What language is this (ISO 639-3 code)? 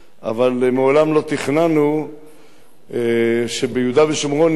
heb